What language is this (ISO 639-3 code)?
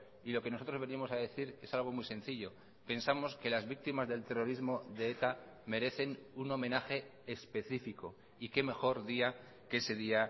spa